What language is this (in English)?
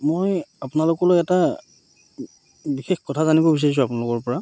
Assamese